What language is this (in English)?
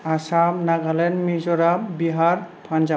Bodo